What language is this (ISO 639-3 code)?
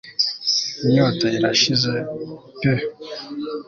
kin